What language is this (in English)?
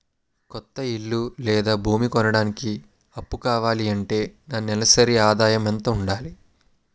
Telugu